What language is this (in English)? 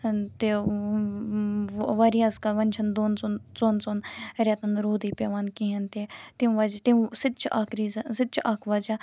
Kashmiri